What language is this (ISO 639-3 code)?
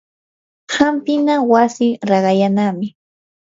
qur